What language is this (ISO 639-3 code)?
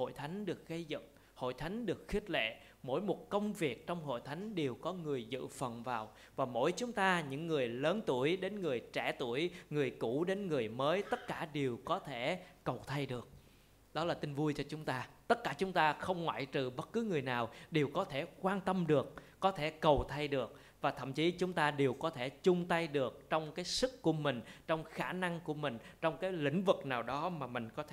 vie